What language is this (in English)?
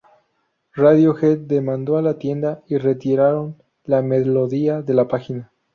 Spanish